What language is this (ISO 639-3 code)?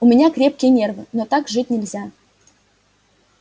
rus